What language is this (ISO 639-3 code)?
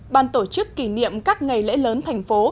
vie